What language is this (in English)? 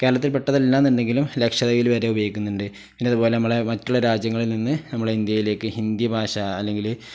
Malayalam